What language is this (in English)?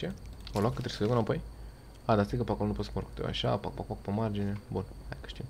Romanian